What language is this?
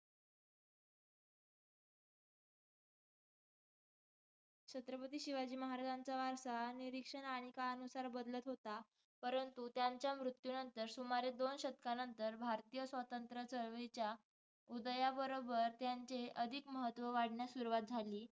Marathi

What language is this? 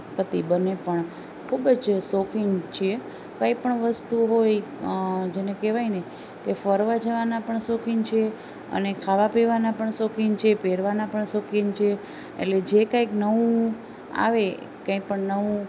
Gujarati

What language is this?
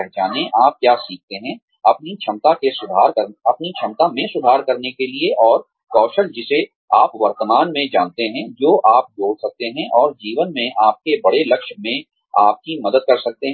Hindi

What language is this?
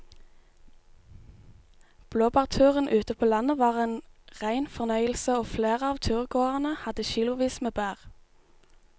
Norwegian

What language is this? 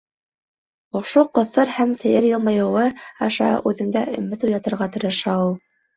Bashkir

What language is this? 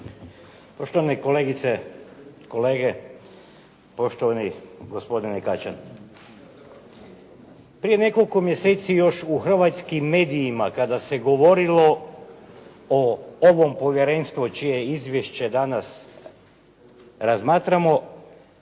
Croatian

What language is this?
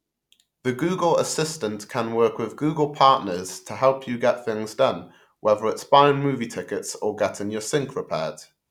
English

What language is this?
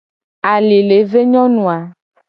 Gen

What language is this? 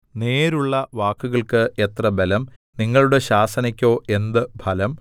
Malayalam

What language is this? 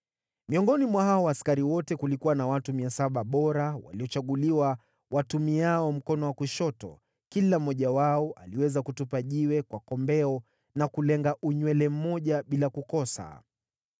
Swahili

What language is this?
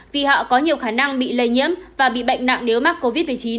Vietnamese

